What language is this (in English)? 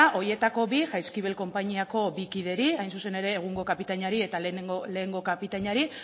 Basque